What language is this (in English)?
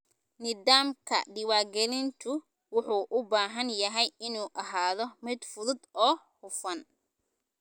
Somali